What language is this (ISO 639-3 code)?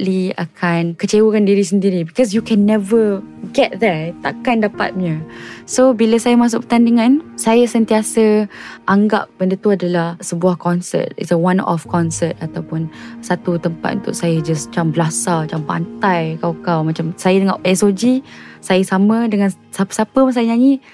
msa